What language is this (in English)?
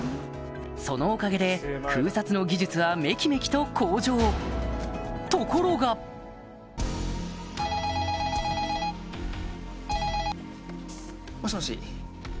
Japanese